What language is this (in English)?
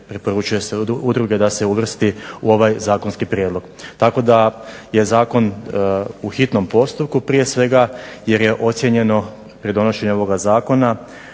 Croatian